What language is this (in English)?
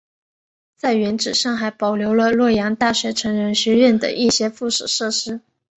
Chinese